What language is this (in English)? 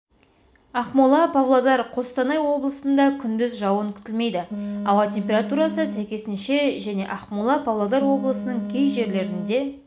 Kazakh